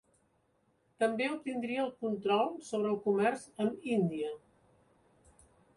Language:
Catalan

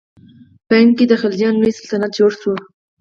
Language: Pashto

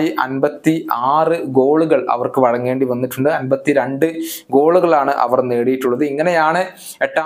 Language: Malayalam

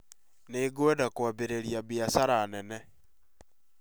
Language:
Kikuyu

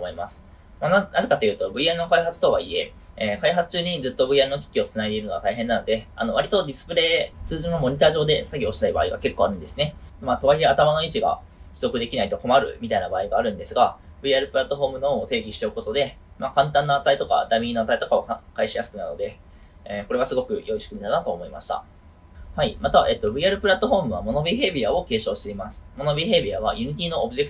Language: Japanese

